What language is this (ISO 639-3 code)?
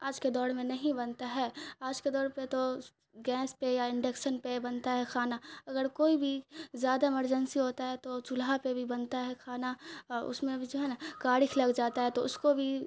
urd